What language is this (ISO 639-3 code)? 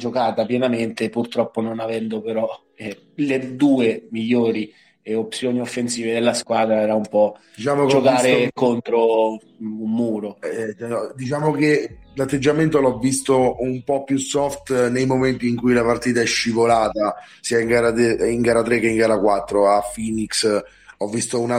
ita